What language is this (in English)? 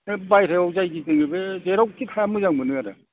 Bodo